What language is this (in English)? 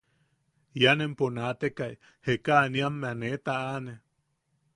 Yaqui